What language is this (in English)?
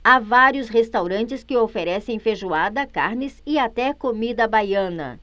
Portuguese